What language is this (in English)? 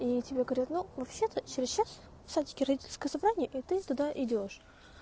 Russian